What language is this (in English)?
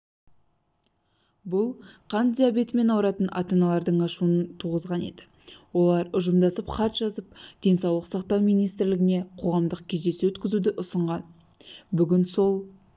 Kazakh